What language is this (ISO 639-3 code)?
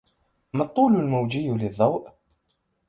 ara